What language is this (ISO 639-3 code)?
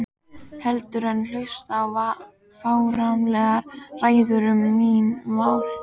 isl